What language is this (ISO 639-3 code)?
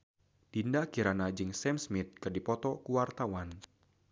sun